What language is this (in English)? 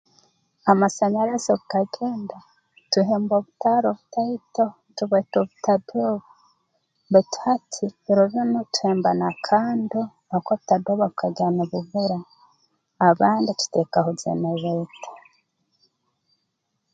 Tooro